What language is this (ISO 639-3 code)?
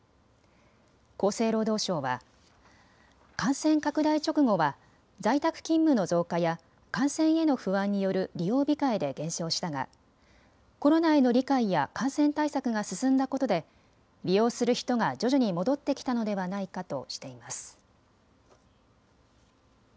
jpn